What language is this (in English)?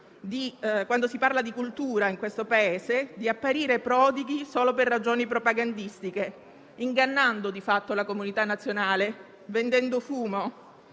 Italian